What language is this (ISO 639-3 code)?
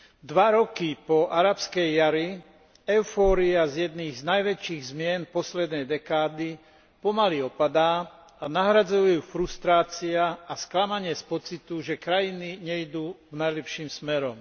slk